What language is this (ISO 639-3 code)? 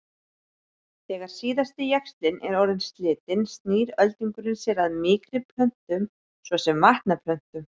isl